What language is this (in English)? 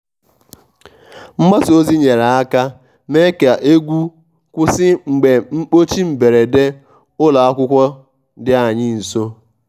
Igbo